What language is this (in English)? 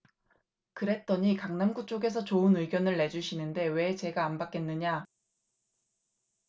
Korean